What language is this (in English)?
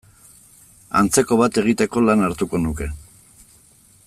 Basque